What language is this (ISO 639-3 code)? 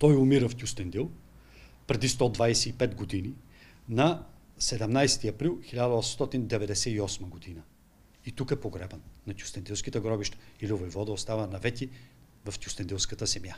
bul